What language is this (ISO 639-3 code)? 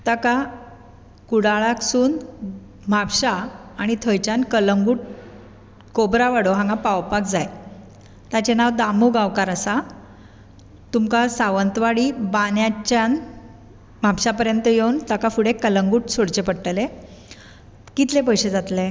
kok